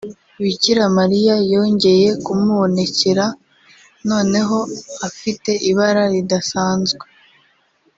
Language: Kinyarwanda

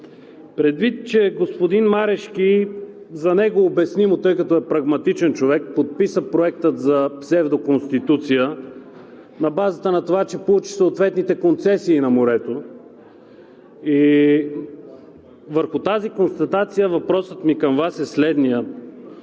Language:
Bulgarian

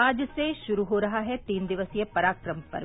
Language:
Hindi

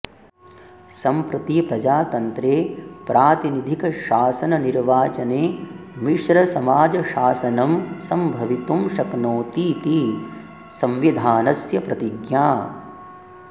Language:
Sanskrit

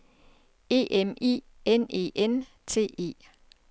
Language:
Danish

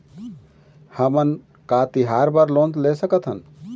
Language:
Chhattisgarhi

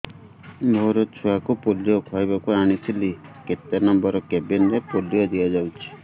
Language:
Odia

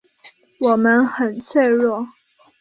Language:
Chinese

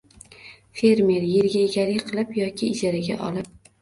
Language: Uzbek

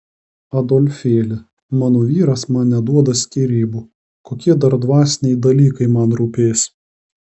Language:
Lithuanian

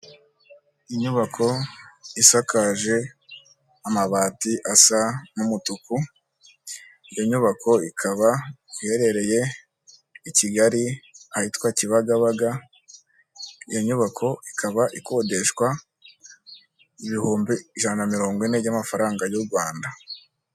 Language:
Kinyarwanda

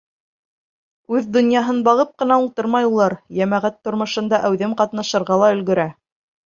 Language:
Bashkir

